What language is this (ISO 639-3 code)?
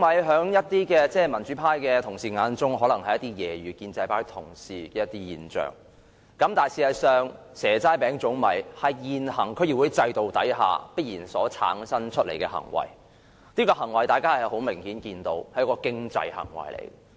yue